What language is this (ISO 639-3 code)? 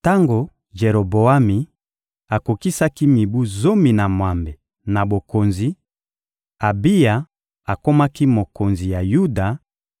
lin